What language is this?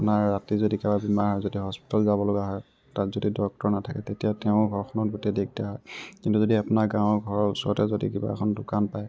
Assamese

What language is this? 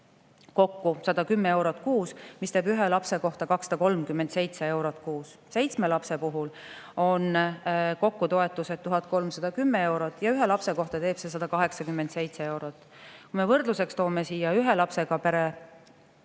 Estonian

